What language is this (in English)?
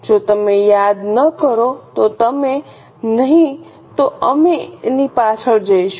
Gujarati